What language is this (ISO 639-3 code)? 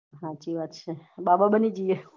guj